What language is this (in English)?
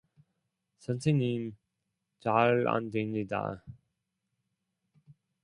Korean